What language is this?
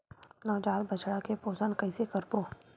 Chhattisgarhi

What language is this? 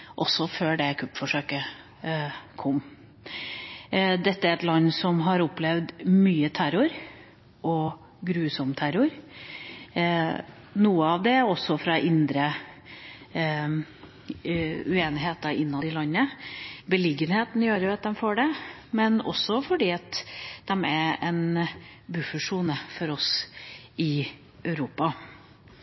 Norwegian Bokmål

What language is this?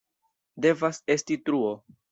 Esperanto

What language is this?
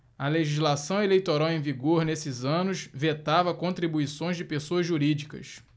Portuguese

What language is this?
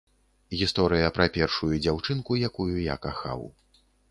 Belarusian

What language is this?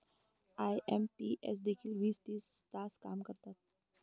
Marathi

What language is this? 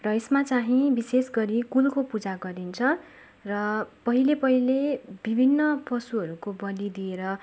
Nepali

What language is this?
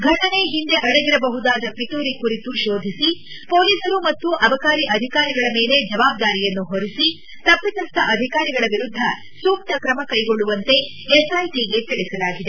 Kannada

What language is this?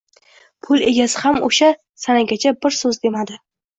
Uzbek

